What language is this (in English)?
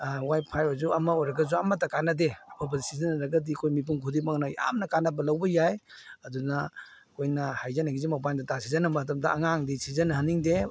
Manipuri